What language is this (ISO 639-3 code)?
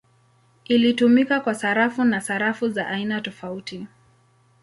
swa